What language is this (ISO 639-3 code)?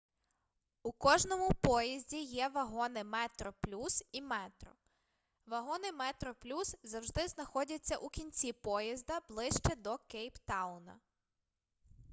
ukr